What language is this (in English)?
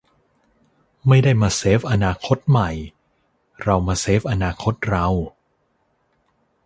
Thai